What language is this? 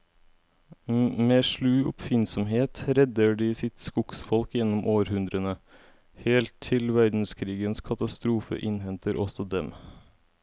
Norwegian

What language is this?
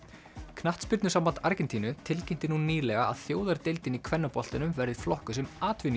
Icelandic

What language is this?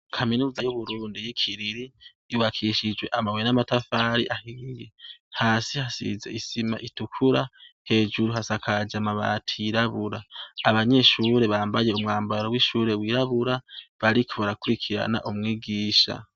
Rundi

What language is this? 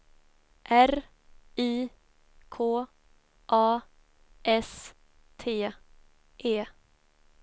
Swedish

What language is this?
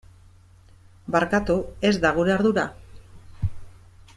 Basque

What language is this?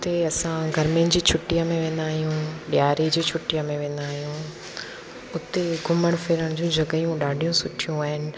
Sindhi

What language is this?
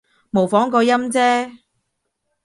Cantonese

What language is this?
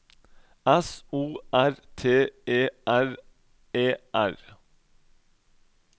Norwegian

